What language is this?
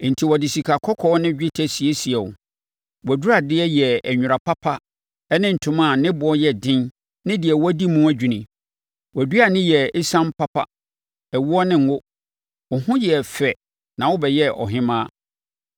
Akan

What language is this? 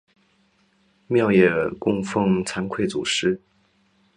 Chinese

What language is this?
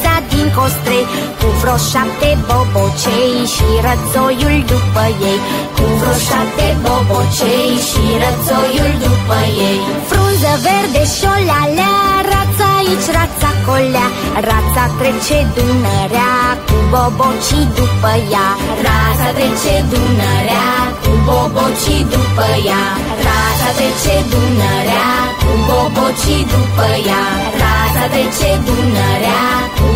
Romanian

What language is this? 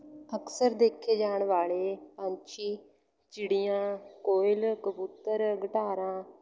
Punjabi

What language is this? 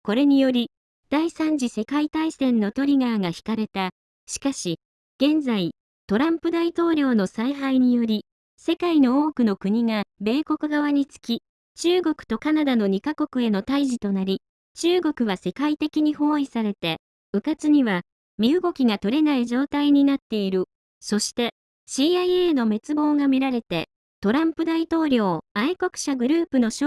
Japanese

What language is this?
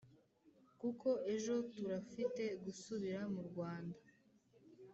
Kinyarwanda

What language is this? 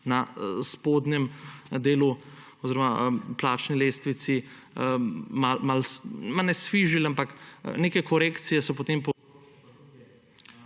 Slovenian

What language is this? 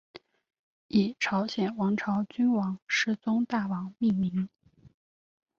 Chinese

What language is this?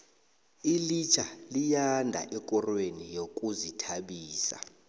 South Ndebele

